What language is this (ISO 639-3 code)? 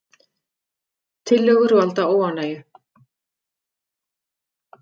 isl